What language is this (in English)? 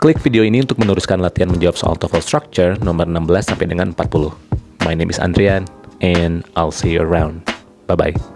Indonesian